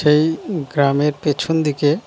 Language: Bangla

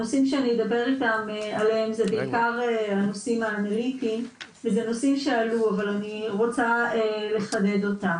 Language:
Hebrew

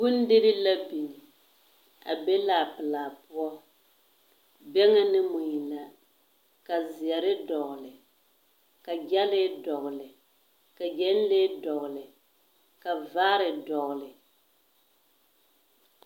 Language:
Southern Dagaare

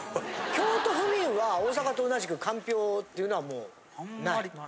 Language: Japanese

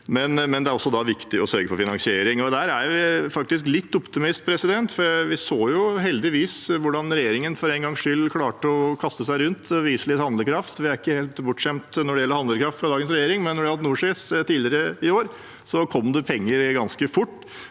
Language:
Norwegian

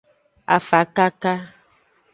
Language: Aja (Benin)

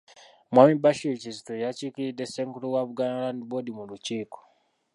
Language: Ganda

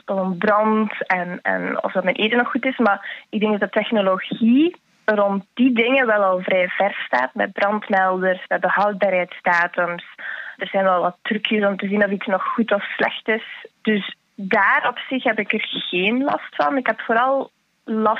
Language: Dutch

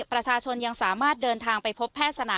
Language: Thai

